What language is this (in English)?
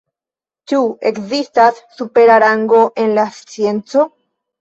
Esperanto